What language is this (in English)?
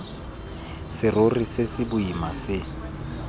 Tswana